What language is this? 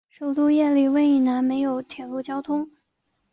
Chinese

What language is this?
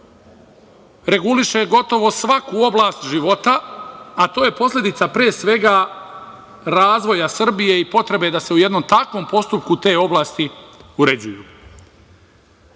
Serbian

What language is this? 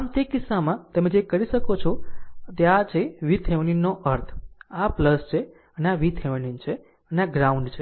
Gujarati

